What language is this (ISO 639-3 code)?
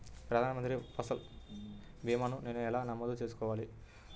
tel